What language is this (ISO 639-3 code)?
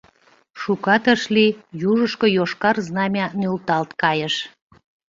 chm